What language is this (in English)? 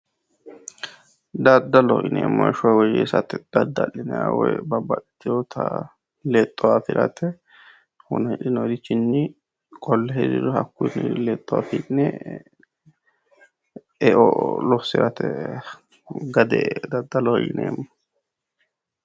Sidamo